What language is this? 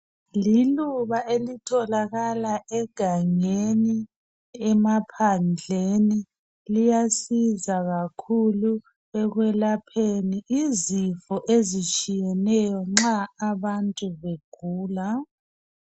North Ndebele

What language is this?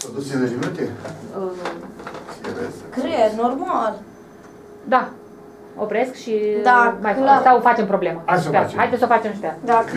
Romanian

